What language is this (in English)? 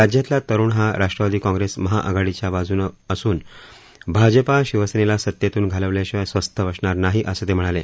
Marathi